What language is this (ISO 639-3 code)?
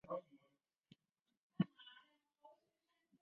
zho